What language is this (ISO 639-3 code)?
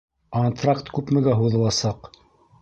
bak